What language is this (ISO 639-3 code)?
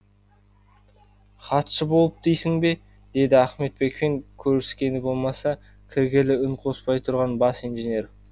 kaz